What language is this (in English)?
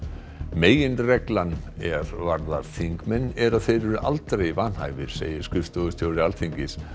Icelandic